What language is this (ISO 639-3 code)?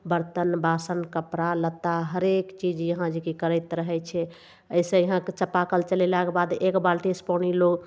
mai